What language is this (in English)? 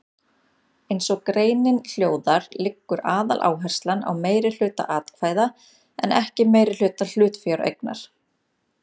Icelandic